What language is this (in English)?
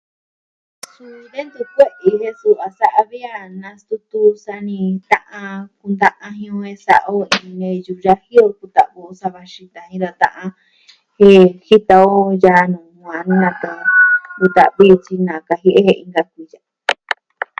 Southwestern Tlaxiaco Mixtec